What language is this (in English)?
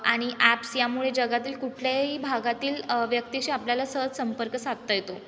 Marathi